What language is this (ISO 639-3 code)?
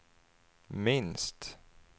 swe